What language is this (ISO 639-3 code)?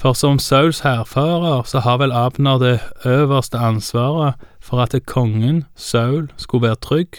dan